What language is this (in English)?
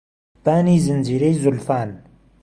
Central Kurdish